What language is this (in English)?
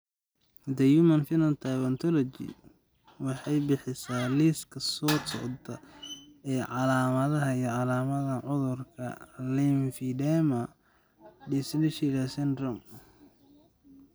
Somali